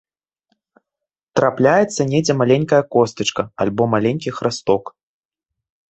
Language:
Belarusian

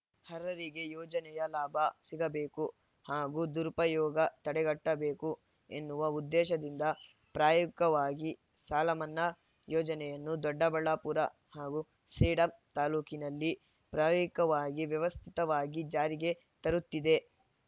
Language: Kannada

